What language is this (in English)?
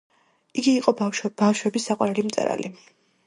Georgian